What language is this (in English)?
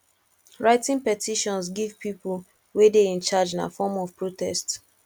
Nigerian Pidgin